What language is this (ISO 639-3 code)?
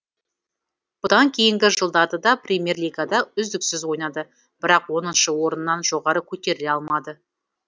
kaz